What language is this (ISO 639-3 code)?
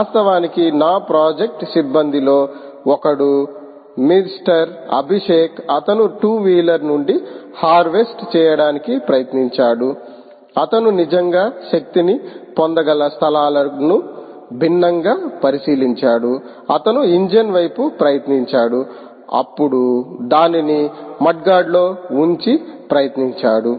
tel